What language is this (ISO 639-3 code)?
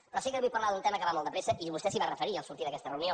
cat